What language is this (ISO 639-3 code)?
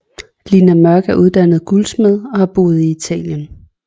dan